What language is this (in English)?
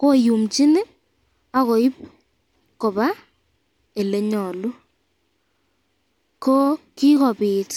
Kalenjin